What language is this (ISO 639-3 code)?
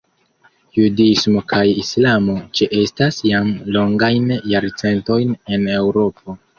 epo